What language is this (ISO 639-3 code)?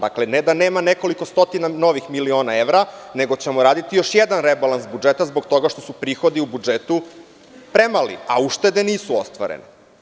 srp